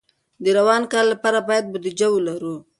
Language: Pashto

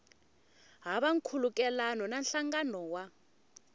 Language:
Tsonga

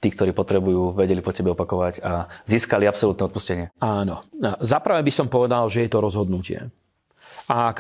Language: Slovak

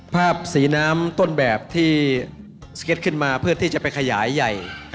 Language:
Thai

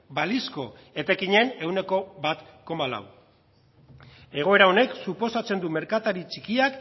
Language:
Basque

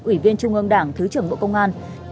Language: Vietnamese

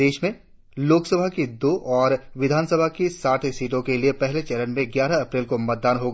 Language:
Hindi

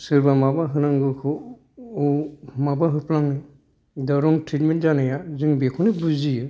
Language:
Bodo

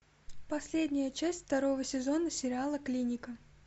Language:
Russian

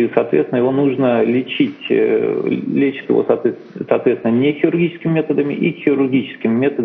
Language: Russian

